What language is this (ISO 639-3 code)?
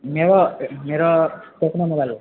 nep